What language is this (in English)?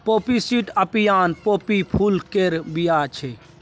Maithili